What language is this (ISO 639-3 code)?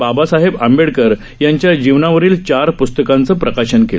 mar